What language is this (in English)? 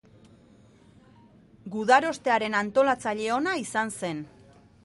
Basque